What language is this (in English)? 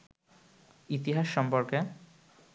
Bangla